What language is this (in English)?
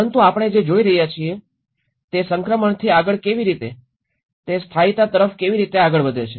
Gujarati